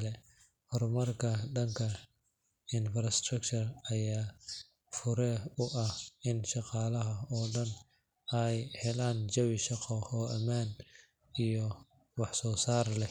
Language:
Somali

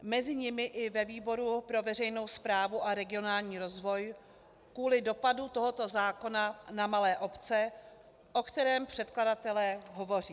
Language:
Czech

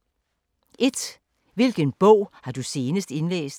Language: Danish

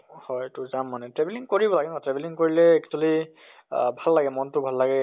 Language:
Assamese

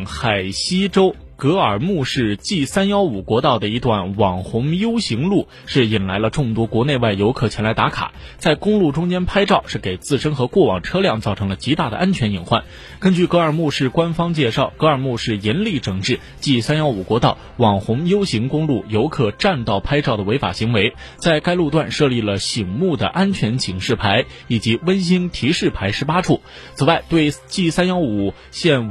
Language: Chinese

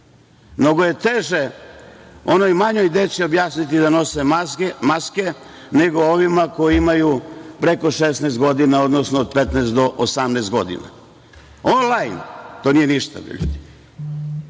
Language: Serbian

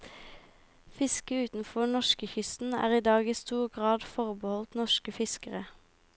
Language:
Norwegian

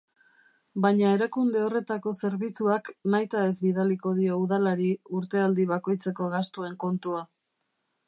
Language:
Basque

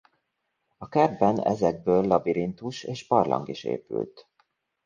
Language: Hungarian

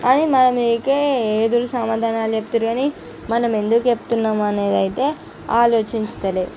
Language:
Telugu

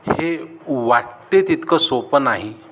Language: Marathi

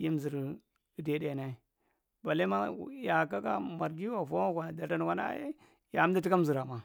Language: Marghi Central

